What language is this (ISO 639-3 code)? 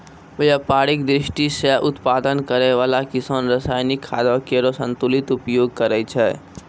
mai